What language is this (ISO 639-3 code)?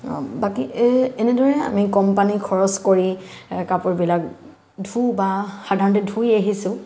asm